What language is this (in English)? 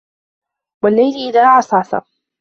Arabic